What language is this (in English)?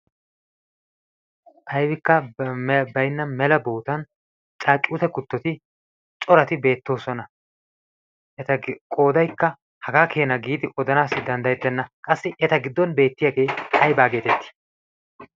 Wolaytta